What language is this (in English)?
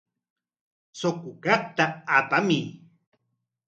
Corongo Ancash Quechua